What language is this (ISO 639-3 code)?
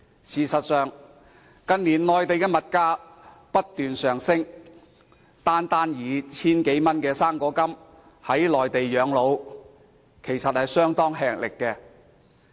yue